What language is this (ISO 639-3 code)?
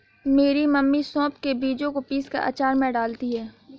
hin